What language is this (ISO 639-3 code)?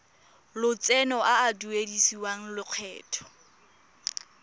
tsn